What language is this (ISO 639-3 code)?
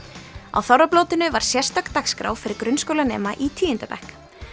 isl